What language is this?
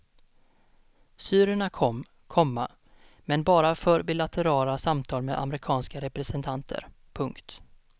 Swedish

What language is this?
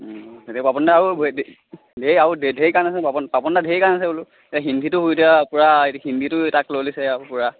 Assamese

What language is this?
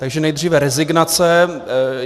Czech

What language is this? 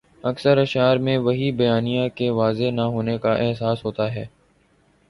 Urdu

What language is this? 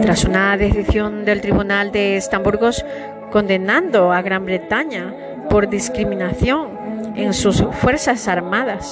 Spanish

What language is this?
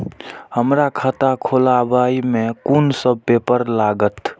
Maithili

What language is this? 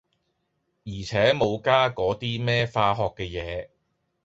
Cantonese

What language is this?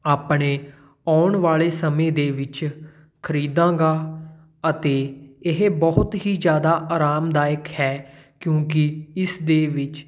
Punjabi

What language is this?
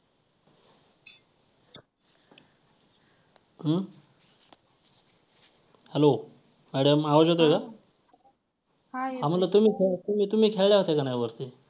Marathi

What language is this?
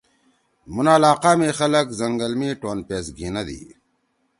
Torwali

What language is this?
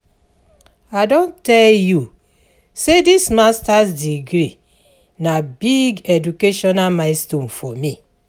Nigerian Pidgin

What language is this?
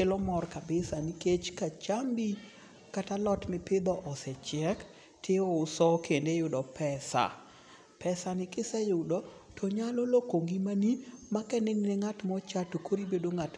Luo (Kenya and Tanzania)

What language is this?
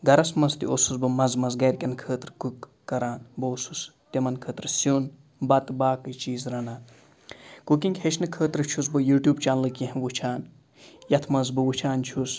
Kashmiri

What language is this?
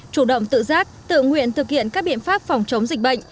Vietnamese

